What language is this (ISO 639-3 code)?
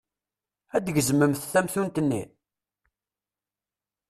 kab